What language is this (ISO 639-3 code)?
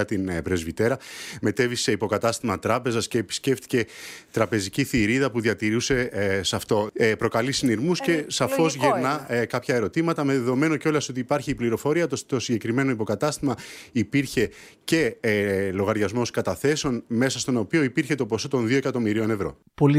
ell